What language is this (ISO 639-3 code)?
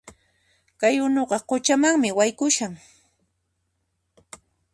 qxp